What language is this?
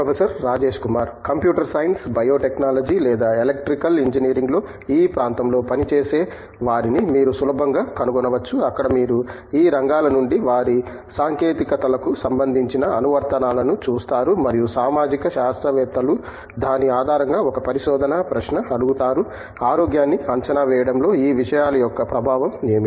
Telugu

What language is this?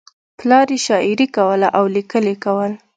Pashto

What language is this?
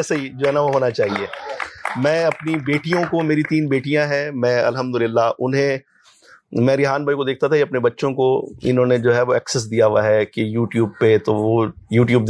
Urdu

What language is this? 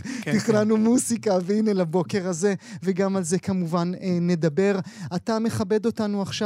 Hebrew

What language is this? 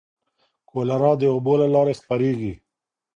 Pashto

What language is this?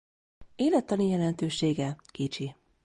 Hungarian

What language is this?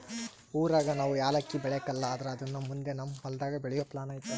Kannada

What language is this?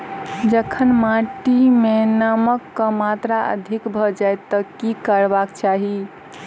Maithili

